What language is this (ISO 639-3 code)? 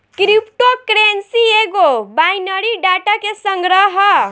bho